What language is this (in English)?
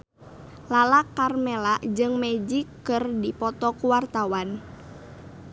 Sundanese